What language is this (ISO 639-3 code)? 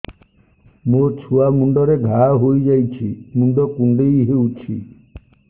ori